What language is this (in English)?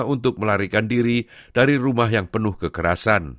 Indonesian